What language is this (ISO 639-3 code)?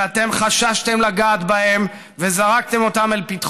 heb